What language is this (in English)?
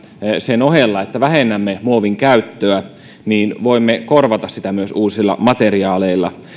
Finnish